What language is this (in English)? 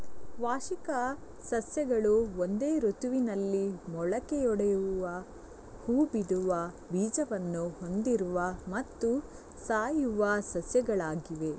Kannada